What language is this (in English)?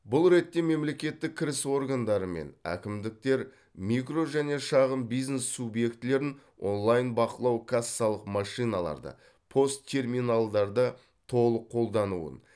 Kazakh